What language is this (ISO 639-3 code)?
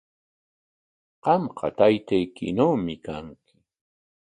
qwa